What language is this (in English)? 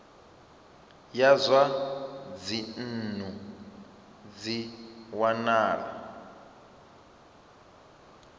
Venda